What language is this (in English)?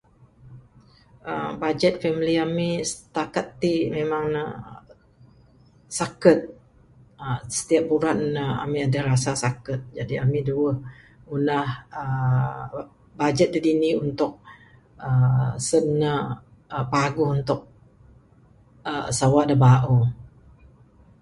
Bukar-Sadung Bidayuh